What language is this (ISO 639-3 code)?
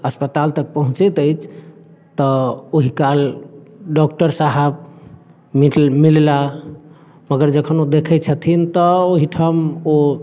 mai